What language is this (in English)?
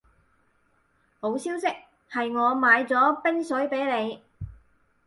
Cantonese